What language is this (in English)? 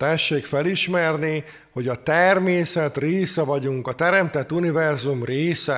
Hungarian